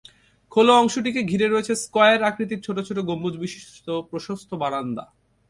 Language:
Bangla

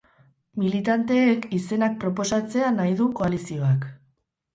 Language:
Basque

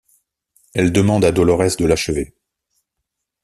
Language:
French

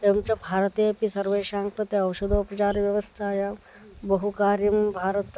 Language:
Sanskrit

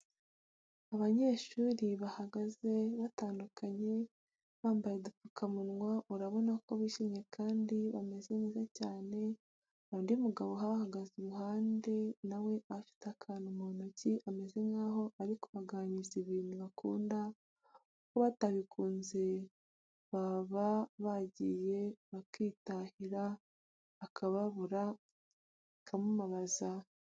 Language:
Kinyarwanda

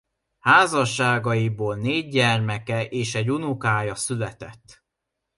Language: Hungarian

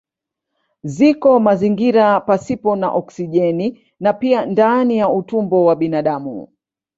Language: Swahili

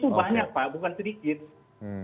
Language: Indonesian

